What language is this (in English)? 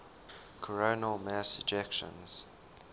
English